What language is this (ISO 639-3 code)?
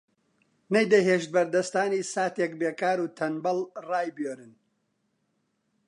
ckb